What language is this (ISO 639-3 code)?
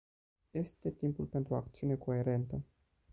ron